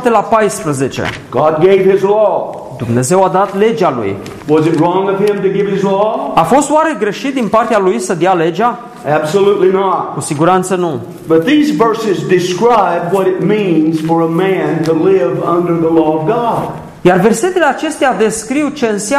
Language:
Romanian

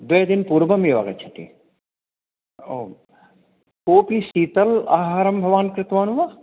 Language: Sanskrit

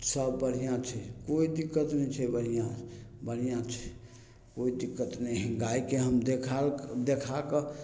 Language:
Maithili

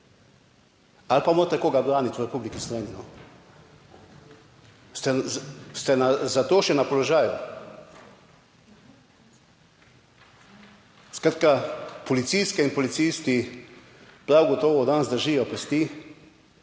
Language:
Slovenian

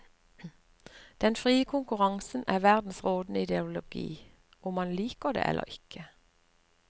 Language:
Norwegian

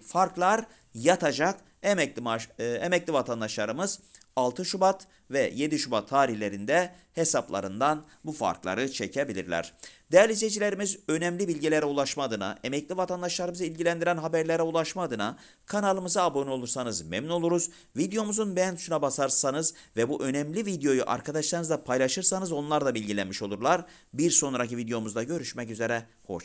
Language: Turkish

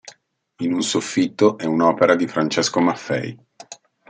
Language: Italian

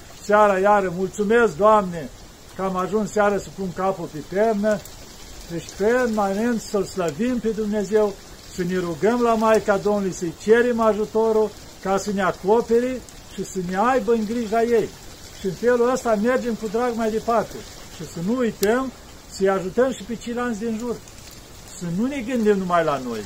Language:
Romanian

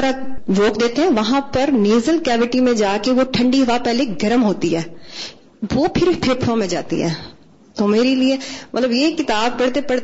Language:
Urdu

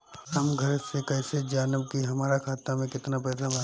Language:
Bhojpuri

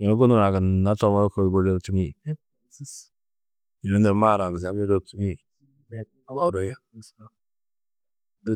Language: Tedaga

